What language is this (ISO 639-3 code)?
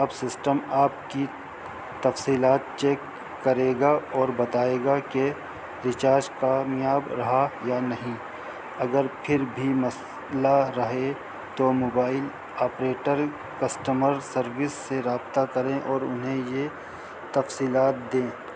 urd